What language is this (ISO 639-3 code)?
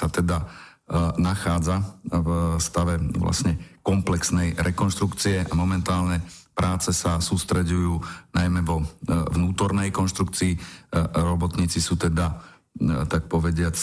slk